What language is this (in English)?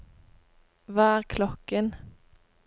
Norwegian